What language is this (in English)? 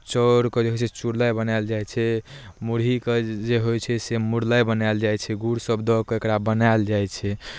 Maithili